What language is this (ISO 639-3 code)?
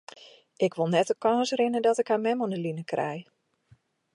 fry